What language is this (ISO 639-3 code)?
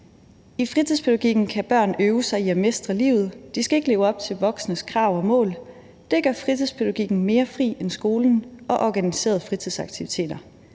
dan